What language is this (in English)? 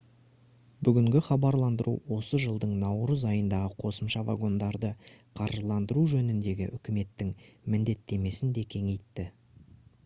Kazakh